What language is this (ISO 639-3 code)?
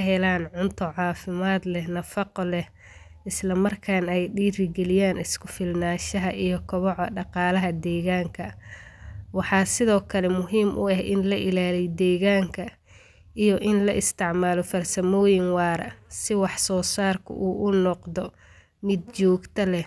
som